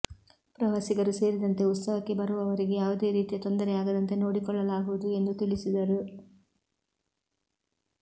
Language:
Kannada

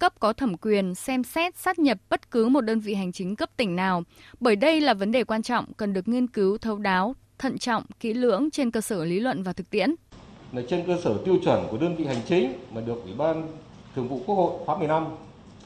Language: Vietnamese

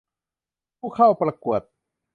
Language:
Thai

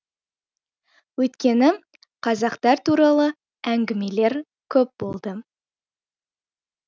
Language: Kazakh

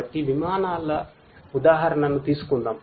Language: Telugu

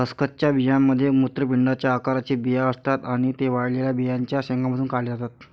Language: Marathi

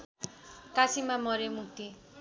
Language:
Nepali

